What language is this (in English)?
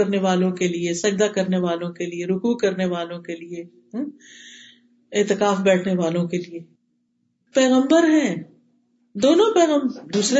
Urdu